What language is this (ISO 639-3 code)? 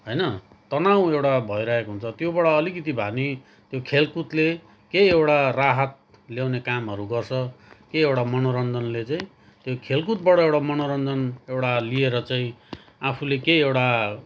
nep